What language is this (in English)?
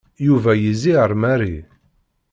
Kabyle